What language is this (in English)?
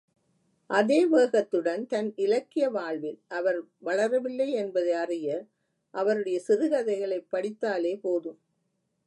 Tamil